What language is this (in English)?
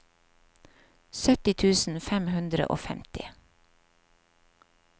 Norwegian